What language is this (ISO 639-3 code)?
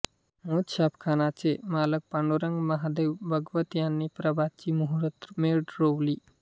mar